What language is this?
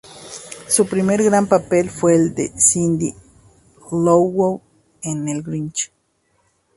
Spanish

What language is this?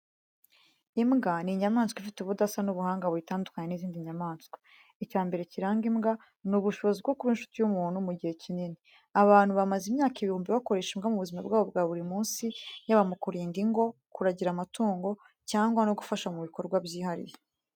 Kinyarwanda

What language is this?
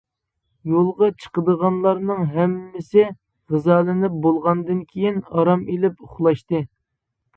Uyghur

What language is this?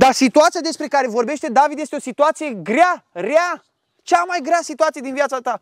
Romanian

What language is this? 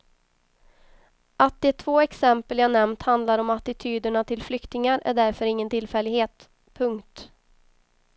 Swedish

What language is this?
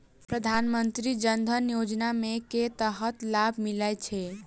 Maithili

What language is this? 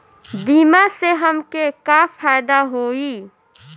Bhojpuri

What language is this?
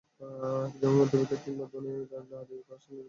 Bangla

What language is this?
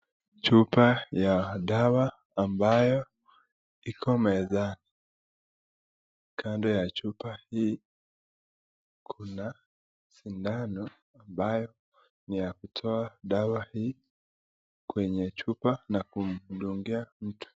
Swahili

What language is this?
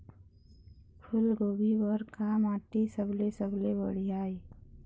Chhattisgarhi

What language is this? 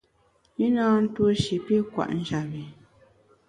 Bamun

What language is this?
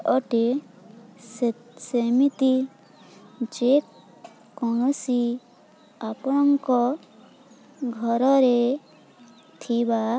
Odia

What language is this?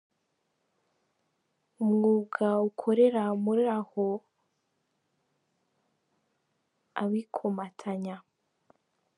Kinyarwanda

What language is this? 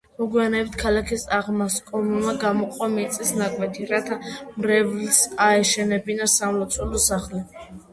Georgian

